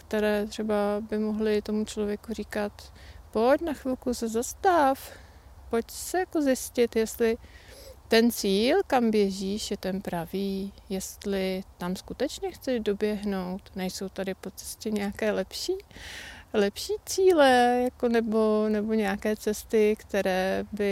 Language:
Czech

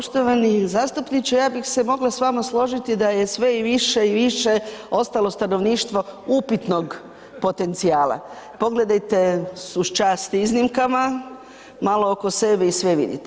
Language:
Croatian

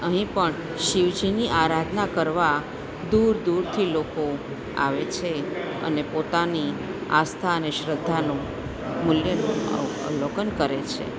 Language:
Gujarati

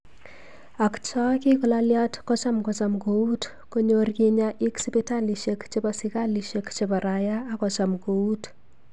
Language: Kalenjin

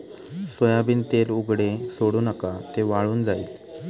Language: Marathi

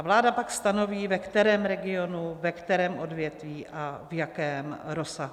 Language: Czech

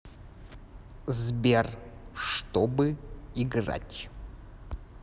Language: Russian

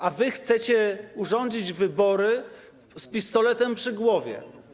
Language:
Polish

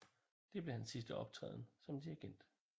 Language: Danish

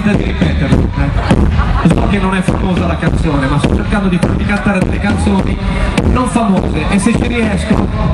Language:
Italian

